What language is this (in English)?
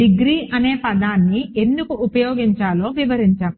Telugu